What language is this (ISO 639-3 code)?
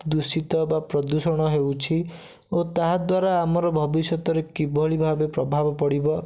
ori